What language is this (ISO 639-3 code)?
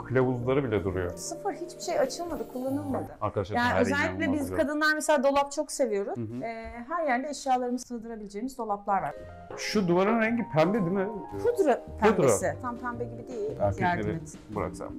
tur